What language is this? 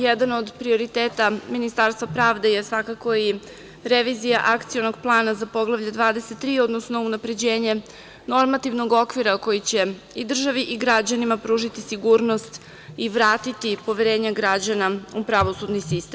Serbian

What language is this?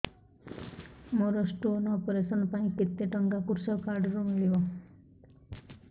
Odia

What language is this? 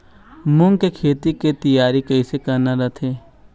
Chhattisgarhi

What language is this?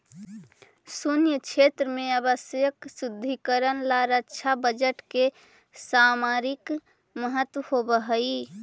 Magahi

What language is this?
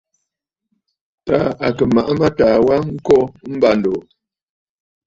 Bafut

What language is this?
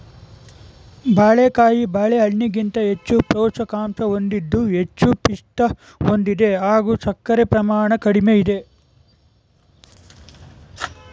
Kannada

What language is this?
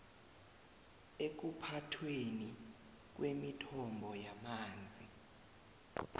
South Ndebele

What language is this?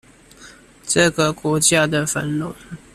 Chinese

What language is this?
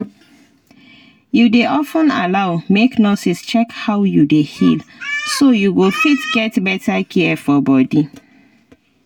Nigerian Pidgin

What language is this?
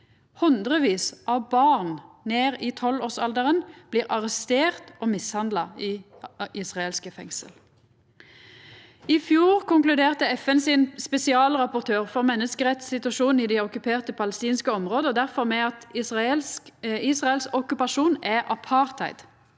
Norwegian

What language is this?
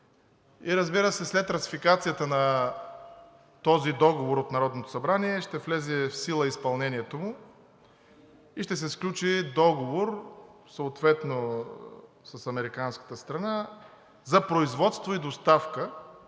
Bulgarian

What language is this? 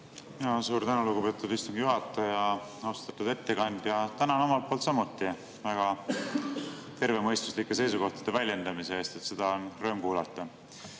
Estonian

